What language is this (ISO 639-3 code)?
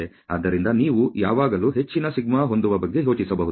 kan